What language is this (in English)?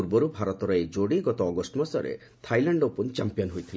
Odia